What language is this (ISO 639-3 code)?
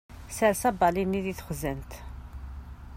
kab